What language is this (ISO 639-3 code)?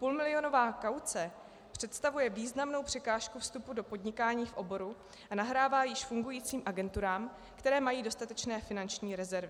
ces